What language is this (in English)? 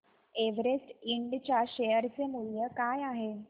Marathi